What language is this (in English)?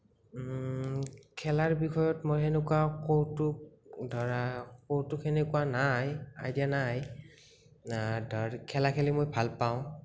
Assamese